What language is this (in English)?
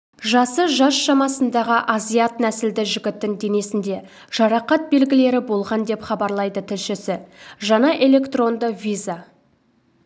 Kazakh